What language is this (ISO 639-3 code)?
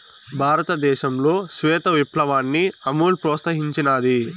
tel